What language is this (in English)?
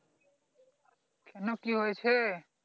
Bangla